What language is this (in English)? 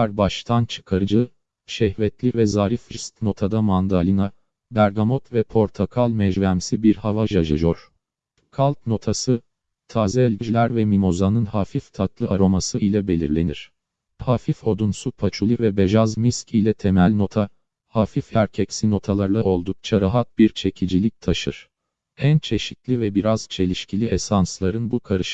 Turkish